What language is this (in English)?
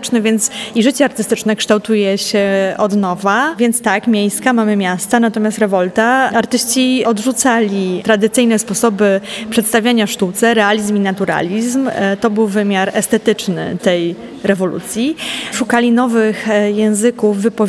Polish